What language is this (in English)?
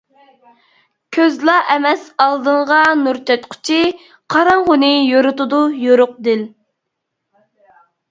Uyghur